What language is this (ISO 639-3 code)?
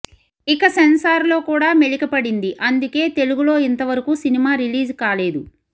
tel